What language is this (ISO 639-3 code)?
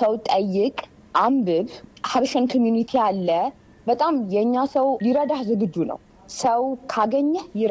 amh